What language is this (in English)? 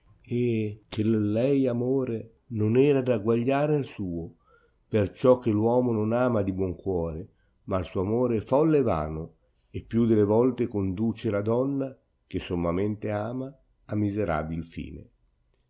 Italian